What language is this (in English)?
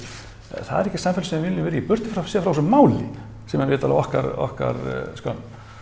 Icelandic